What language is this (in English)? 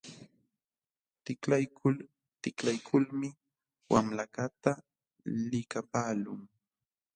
Jauja Wanca Quechua